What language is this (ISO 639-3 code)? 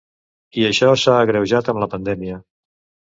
cat